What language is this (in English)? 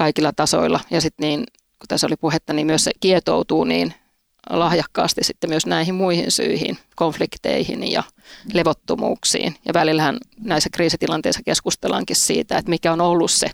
Finnish